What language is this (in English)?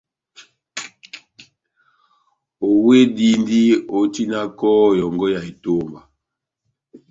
Batanga